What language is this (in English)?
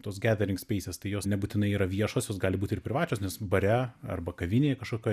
Lithuanian